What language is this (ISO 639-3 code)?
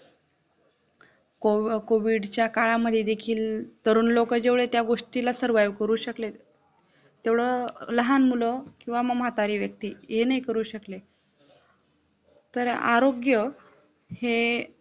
mar